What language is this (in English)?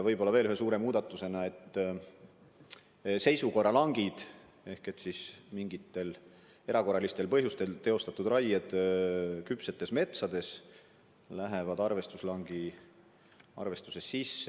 Estonian